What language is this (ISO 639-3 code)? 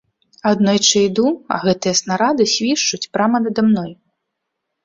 bel